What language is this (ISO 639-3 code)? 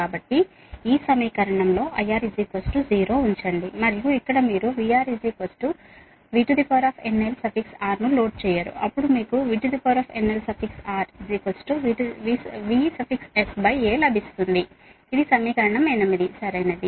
tel